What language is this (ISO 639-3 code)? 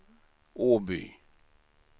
swe